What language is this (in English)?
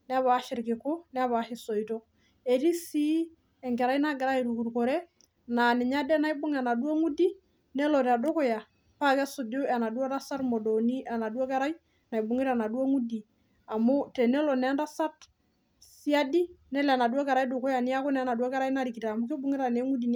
Masai